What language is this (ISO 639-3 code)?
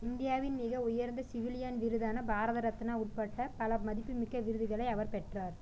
tam